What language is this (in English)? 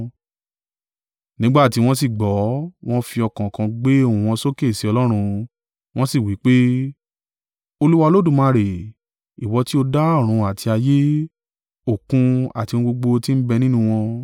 Yoruba